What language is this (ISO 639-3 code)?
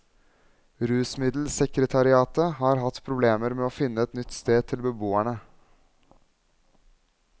nor